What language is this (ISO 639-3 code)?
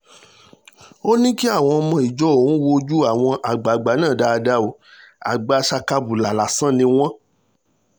yor